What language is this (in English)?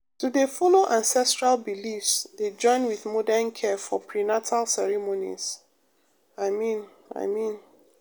Nigerian Pidgin